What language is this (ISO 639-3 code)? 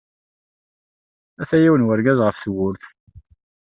kab